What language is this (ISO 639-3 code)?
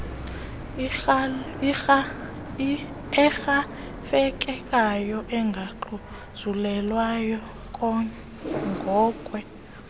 xho